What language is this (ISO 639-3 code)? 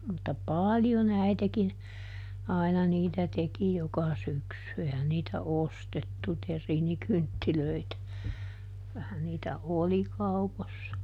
fin